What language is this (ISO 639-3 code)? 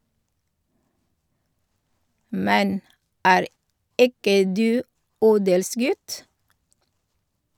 nor